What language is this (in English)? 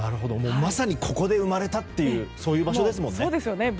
Japanese